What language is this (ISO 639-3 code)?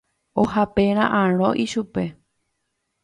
grn